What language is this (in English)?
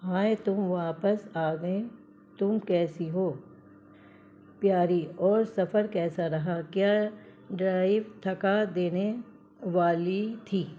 Urdu